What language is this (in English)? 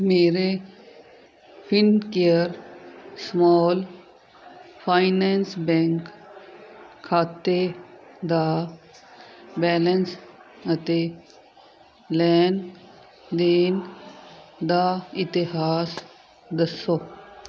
Punjabi